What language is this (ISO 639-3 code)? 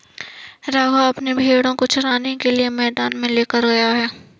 hin